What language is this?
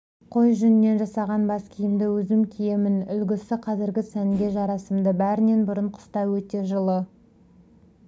Kazakh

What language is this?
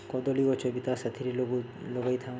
Odia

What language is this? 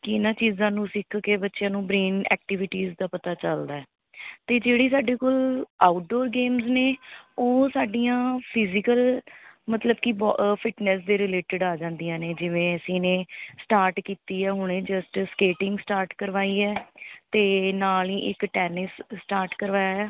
Punjabi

